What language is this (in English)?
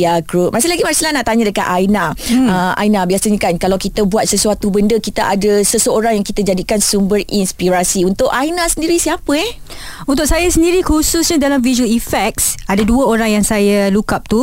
Malay